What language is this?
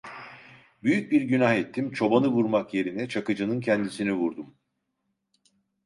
Turkish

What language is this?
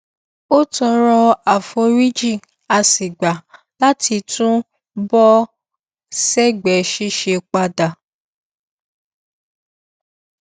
Yoruba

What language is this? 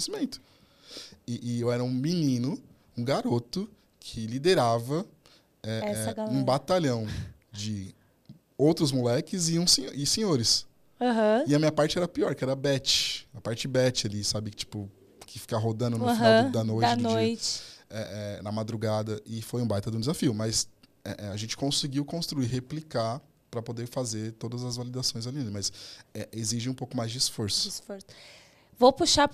Portuguese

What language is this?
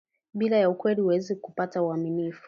Swahili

